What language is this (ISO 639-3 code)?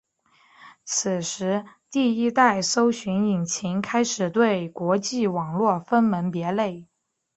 zho